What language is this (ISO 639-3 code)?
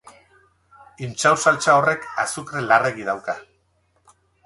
eus